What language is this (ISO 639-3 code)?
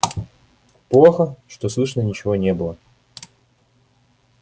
rus